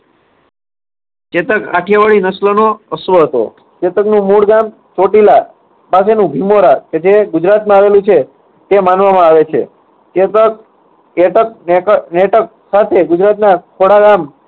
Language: Gujarati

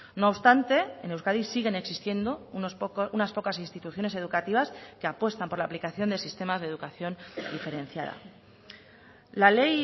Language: Spanish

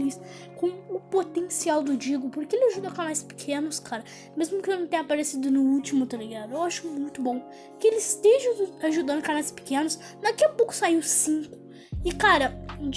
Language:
Portuguese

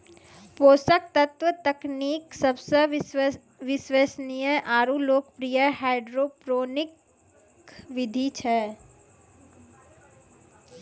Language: Maithili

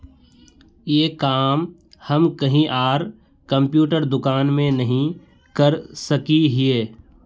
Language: Magahi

